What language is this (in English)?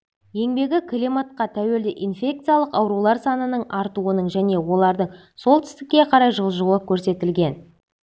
Kazakh